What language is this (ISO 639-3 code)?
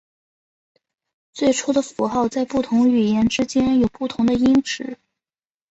zho